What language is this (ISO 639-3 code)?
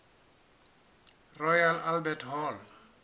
sot